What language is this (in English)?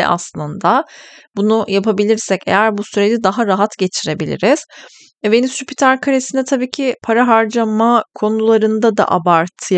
Turkish